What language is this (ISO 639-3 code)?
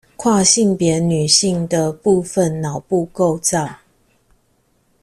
zho